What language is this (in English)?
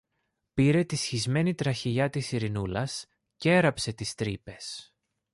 Greek